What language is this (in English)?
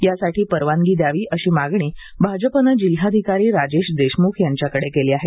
Marathi